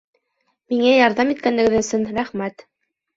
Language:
Bashkir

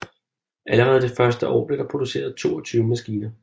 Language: Danish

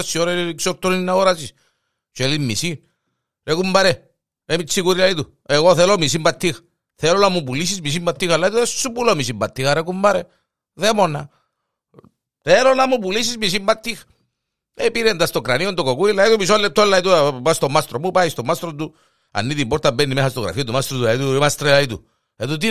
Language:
Greek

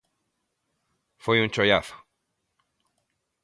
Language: Galician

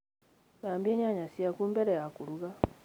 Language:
Kikuyu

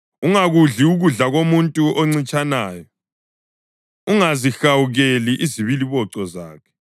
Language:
North Ndebele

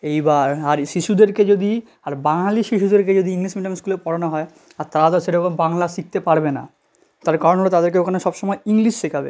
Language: Bangla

